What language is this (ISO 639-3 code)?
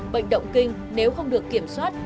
vie